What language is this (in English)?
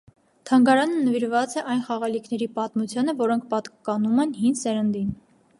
Armenian